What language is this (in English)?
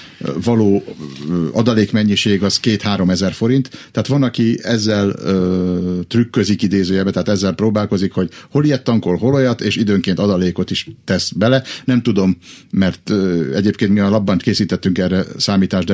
Hungarian